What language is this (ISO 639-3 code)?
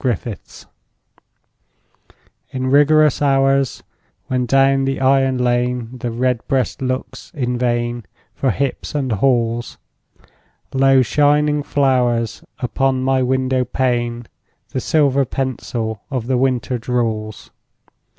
eng